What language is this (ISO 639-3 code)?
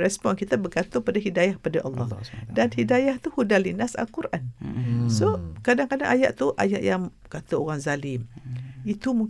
msa